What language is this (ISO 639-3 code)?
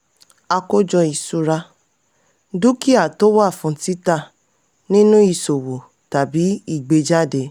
yor